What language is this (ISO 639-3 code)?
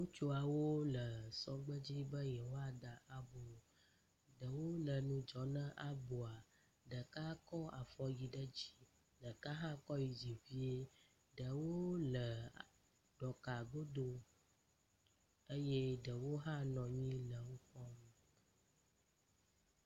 ewe